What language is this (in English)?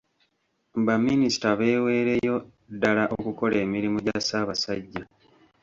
Ganda